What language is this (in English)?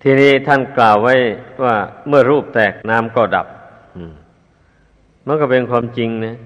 Thai